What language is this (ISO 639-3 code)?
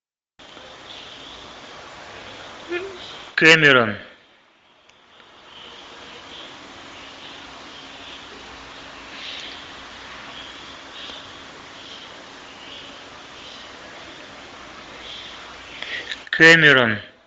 rus